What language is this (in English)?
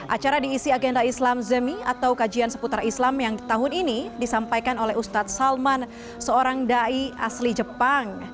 Indonesian